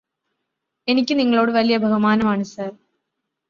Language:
Malayalam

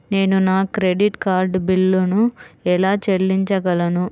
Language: Telugu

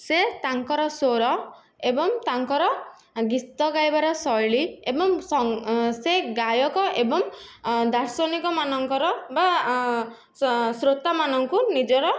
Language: Odia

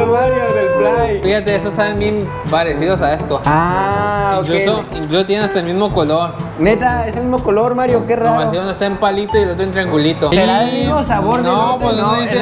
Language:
Spanish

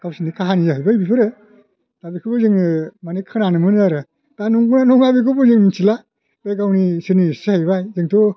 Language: Bodo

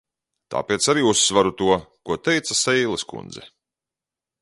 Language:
Latvian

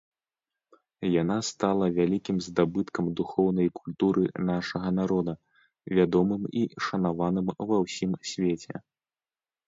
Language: Belarusian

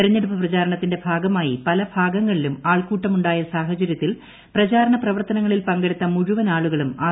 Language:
Malayalam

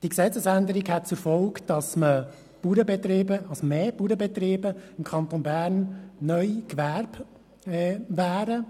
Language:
Swiss German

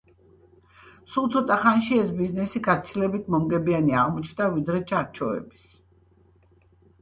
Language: Georgian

